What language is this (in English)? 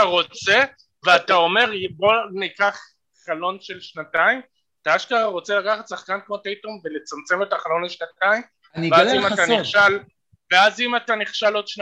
Hebrew